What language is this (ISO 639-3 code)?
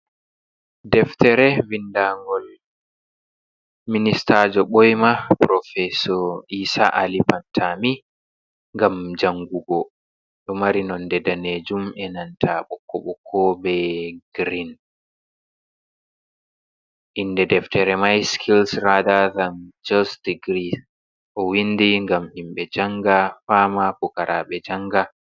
ful